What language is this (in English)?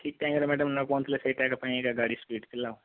Odia